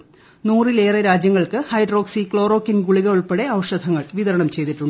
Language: Malayalam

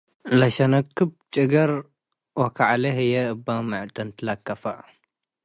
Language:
Tigre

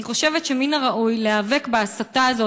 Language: Hebrew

